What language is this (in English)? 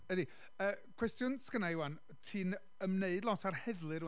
Welsh